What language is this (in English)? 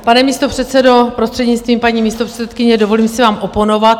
Czech